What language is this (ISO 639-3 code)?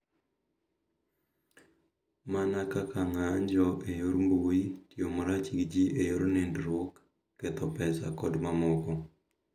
luo